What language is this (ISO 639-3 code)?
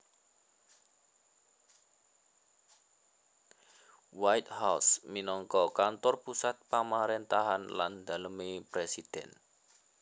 jav